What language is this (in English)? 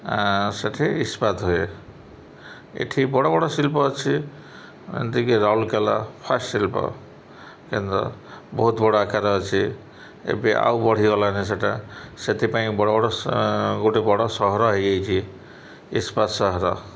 Odia